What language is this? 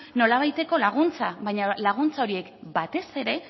Basque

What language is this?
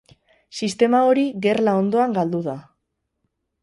Basque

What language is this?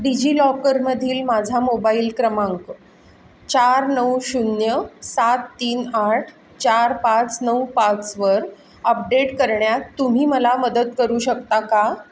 Marathi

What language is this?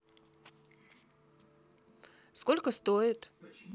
Russian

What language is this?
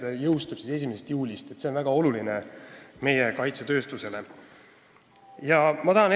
Estonian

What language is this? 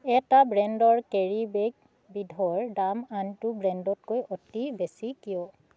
Assamese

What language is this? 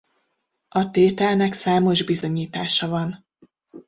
Hungarian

